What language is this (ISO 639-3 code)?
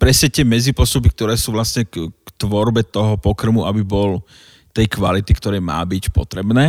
slk